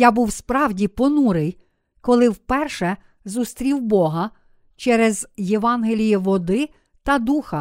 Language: Ukrainian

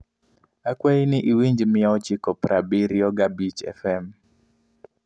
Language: Luo (Kenya and Tanzania)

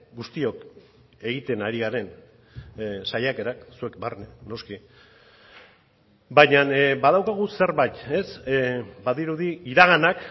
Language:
Basque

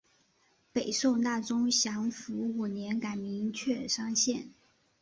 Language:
Chinese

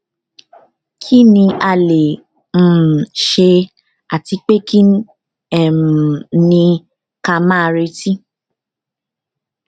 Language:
Yoruba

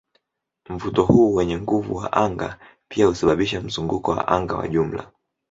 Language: Swahili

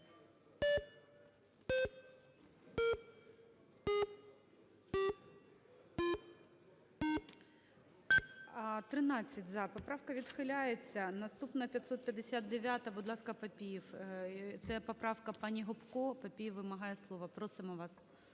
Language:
Ukrainian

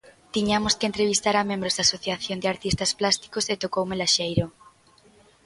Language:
Galician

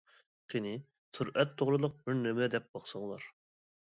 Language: Uyghur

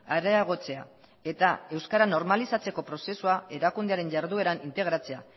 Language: Basque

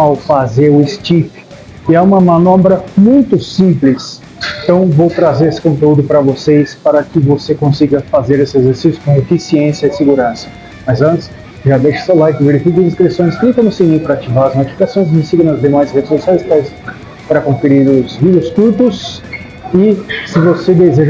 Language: Portuguese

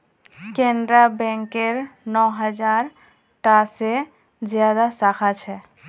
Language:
Magahi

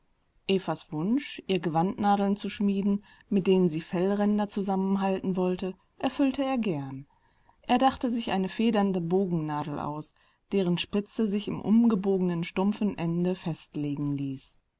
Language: German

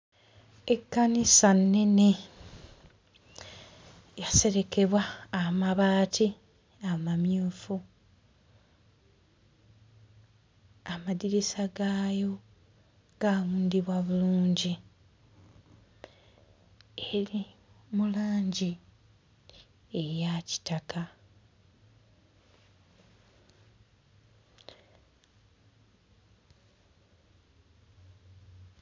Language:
Ganda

